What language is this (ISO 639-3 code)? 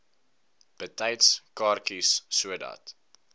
afr